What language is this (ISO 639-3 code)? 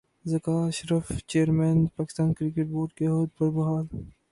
urd